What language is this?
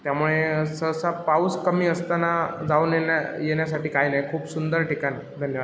Marathi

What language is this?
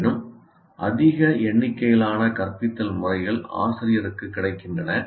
Tamil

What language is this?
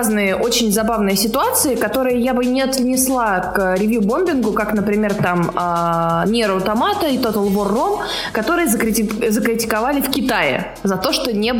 Russian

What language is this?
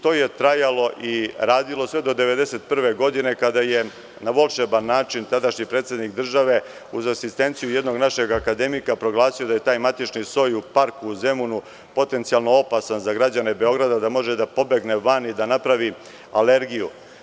Serbian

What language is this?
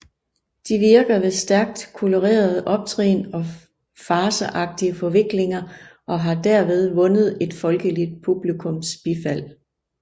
Danish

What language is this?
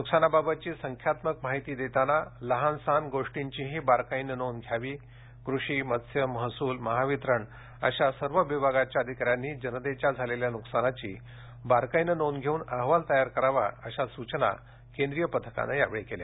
Marathi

